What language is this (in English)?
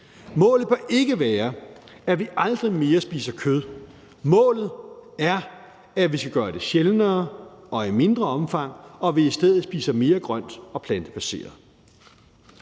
Danish